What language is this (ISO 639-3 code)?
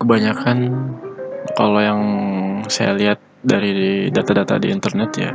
ind